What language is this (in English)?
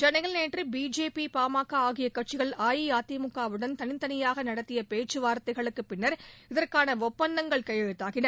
Tamil